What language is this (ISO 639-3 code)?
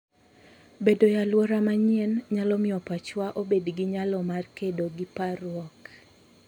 luo